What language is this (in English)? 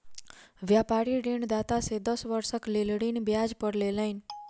Maithili